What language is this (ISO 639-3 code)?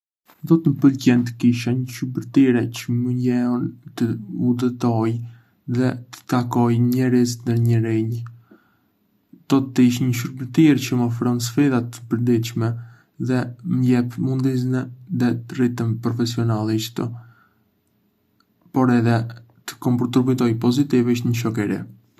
aae